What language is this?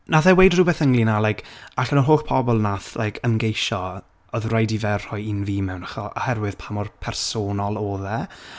Welsh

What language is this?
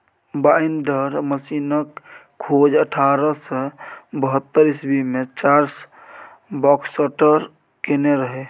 Maithili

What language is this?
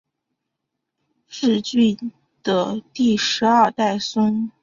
Chinese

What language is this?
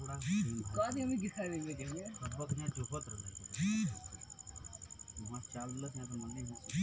Bhojpuri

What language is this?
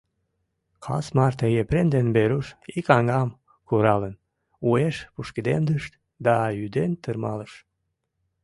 Mari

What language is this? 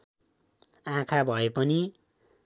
Nepali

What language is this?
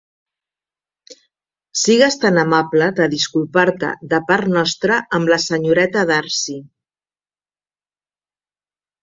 Catalan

